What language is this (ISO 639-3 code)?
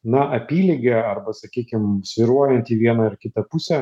lit